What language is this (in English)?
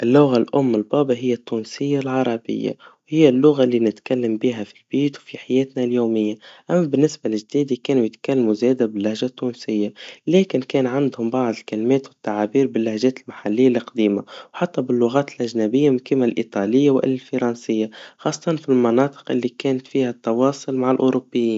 Tunisian Arabic